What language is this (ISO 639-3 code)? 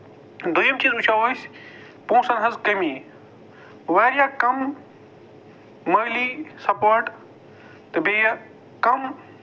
kas